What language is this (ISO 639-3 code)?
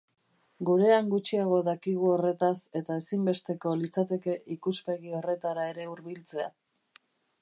eus